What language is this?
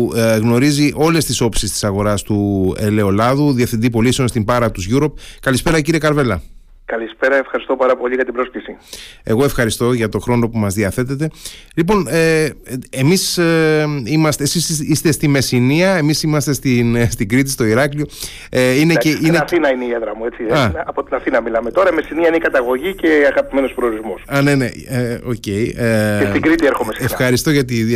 Greek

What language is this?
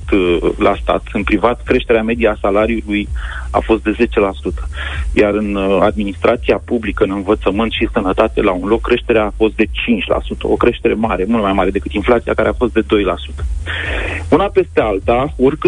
Romanian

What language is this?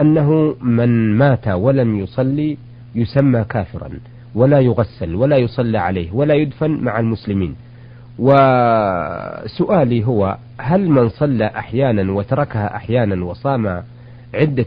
Arabic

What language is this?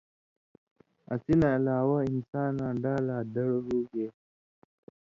Indus Kohistani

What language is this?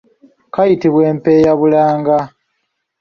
Ganda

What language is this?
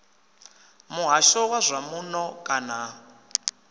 Venda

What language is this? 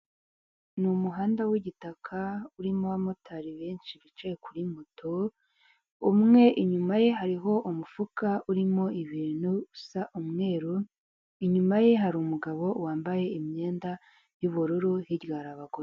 Kinyarwanda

